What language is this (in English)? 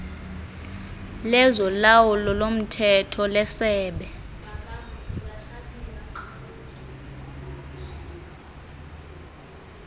Xhosa